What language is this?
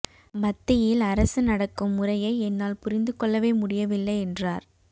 Tamil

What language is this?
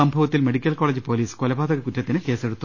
Malayalam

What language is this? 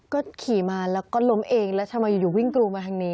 Thai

